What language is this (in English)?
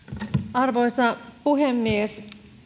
Finnish